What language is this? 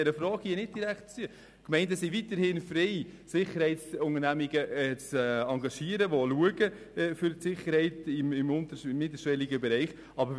Swiss German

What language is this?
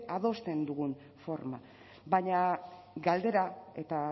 Basque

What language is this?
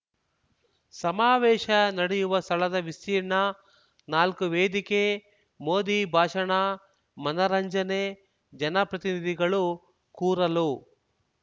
Kannada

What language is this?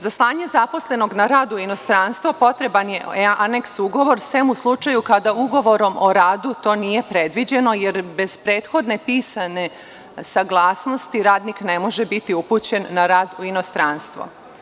Serbian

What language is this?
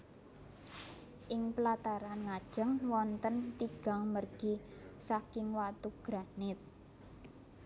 Javanese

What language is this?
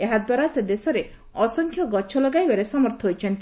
Odia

